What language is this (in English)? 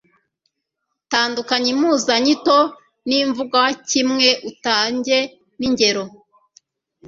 Kinyarwanda